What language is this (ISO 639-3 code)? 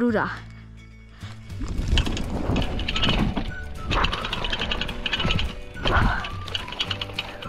pol